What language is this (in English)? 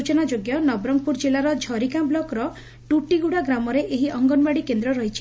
Odia